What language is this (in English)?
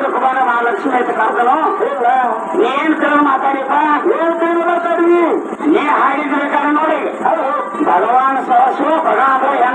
Arabic